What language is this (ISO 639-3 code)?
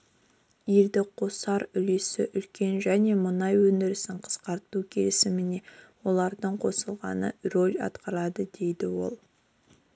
kaz